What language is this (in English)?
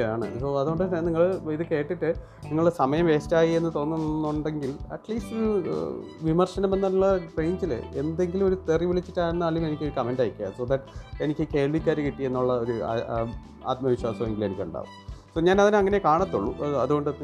Malayalam